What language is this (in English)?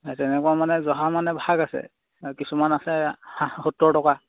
Assamese